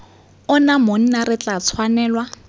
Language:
Tswana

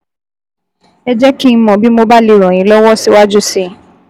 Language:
Yoruba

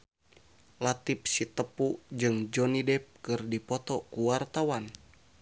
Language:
Sundanese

